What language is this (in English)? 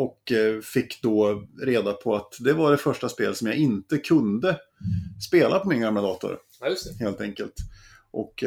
Swedish